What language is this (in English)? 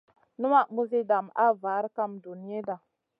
Masana